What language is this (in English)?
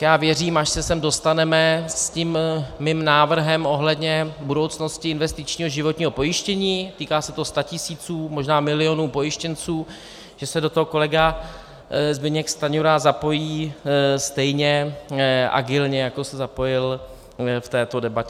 Czech